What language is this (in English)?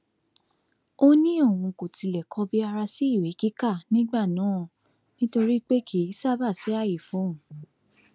Yoruba